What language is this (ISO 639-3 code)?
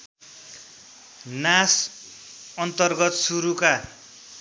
nep